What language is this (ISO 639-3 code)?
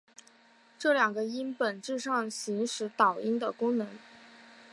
zho